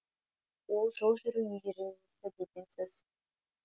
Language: Kazakh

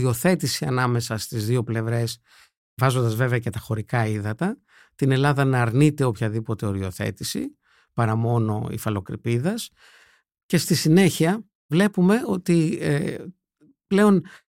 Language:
Greek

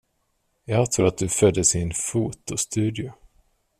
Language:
Swedish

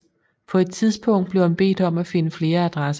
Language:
Danish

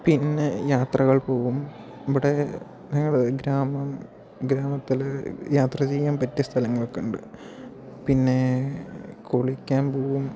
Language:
Malayalam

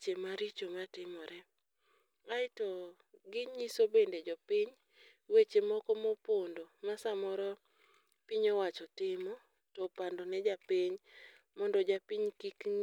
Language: Luo (Kenya and Tanzania)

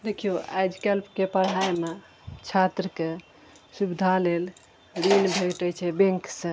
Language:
Maithili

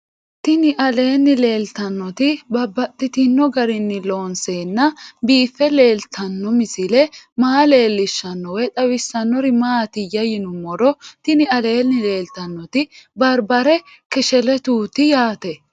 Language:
Sidamo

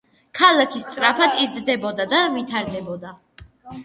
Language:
Georgian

